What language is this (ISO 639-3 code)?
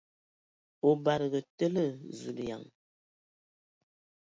ewo